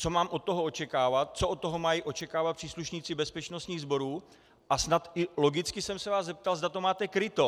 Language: Czech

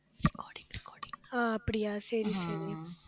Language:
Tamil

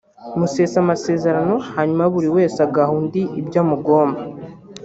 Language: Kinyarwanda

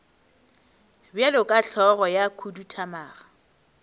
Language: Northern Sotho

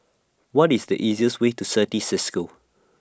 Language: English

